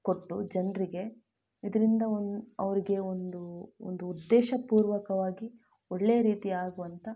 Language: Kannada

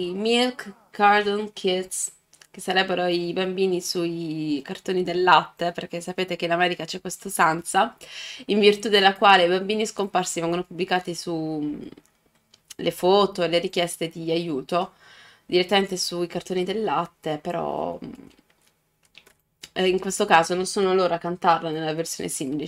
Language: Italian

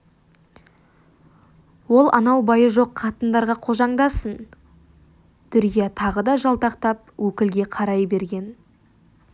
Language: Kazakh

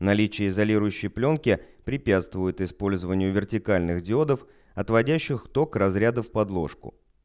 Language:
Russian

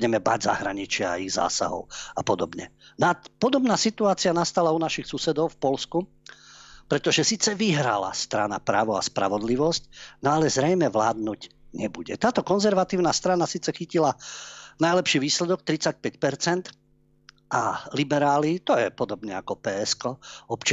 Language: Slovak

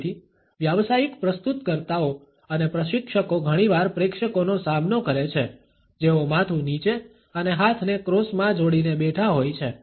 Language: Gujarati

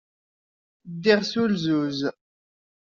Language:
Kabyle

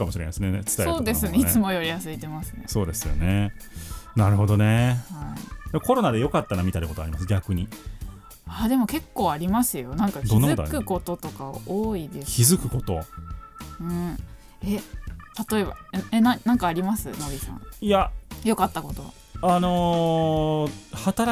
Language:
Japanese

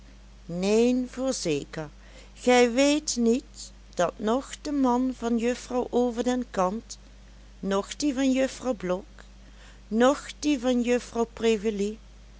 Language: Dutch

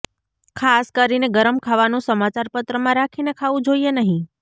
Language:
Gujarati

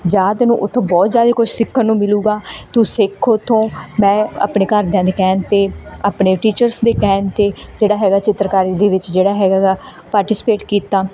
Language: Punjabi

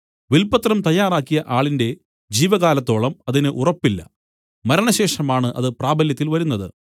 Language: Malayalam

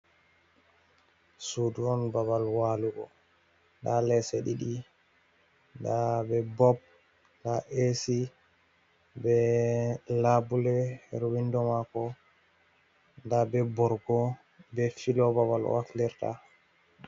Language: Fula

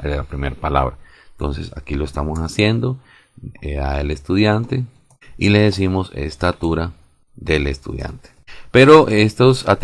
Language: Spanish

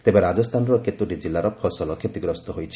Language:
Odia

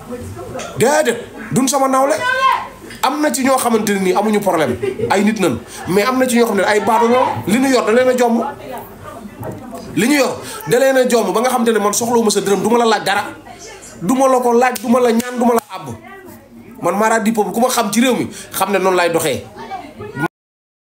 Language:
French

